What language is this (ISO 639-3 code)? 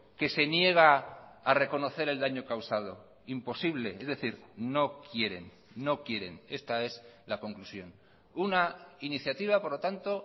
spa